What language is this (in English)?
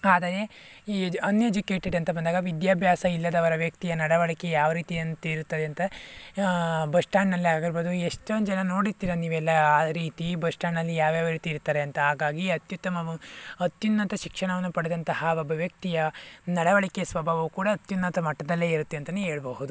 Kannada